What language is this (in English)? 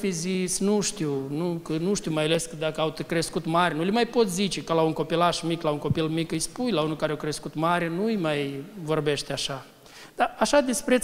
Romanian